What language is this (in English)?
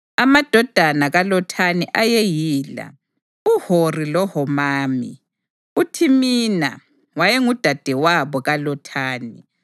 North Ndebele